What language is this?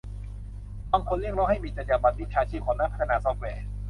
Thai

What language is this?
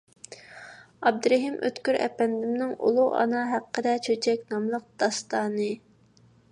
Uyghur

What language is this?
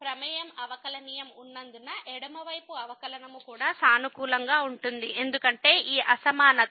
Telugu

